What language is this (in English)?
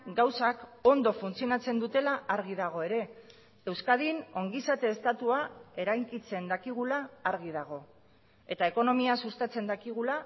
Basque